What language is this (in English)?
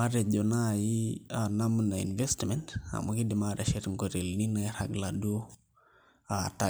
Masai